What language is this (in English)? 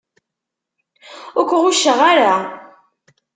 Kabyle